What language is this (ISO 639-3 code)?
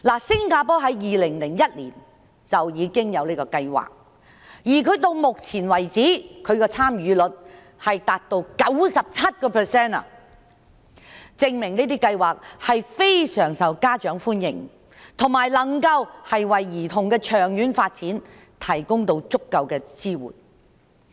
yue